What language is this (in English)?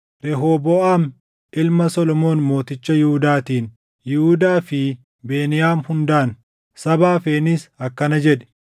Oromo